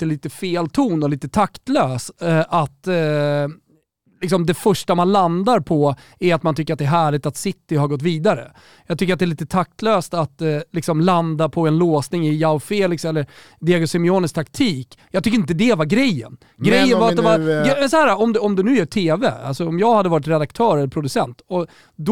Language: Swedish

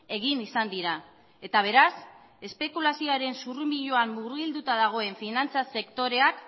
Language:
Basque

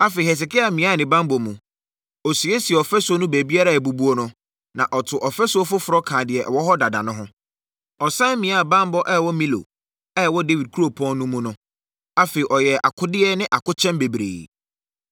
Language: Akan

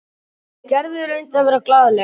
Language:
Icelandic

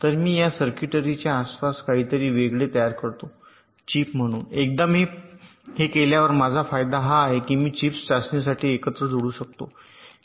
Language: Marathi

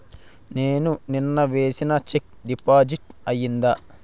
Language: Telugu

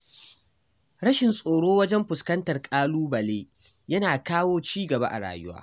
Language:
Hausa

